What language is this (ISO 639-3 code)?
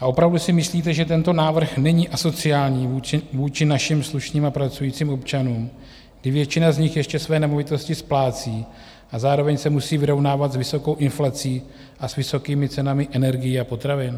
ces